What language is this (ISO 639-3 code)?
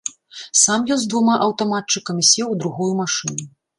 bel